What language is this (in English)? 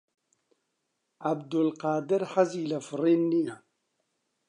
Central Kurdish